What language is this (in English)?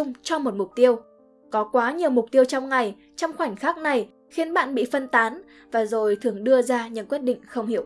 Vietnamese